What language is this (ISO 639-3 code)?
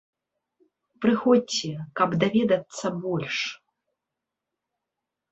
bel